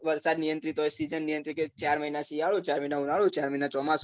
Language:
Gujarati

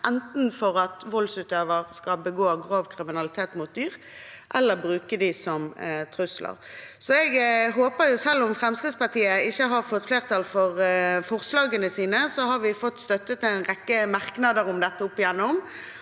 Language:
Norwegian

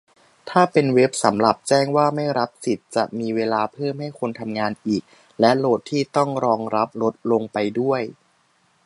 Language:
Thai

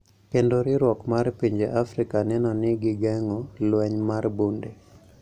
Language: Luo (Kenya and Tanzania)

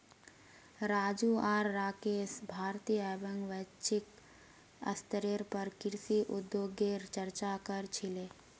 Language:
Magahi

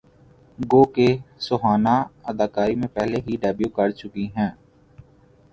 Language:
Urdu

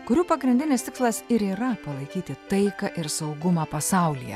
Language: Lithuanian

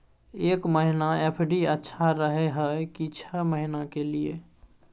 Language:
Maithili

